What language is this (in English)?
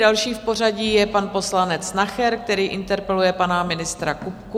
Czech